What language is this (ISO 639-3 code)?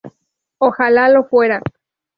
spa